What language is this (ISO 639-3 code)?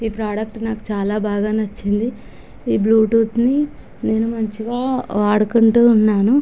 tel